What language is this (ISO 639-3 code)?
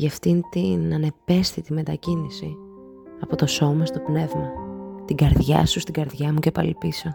ell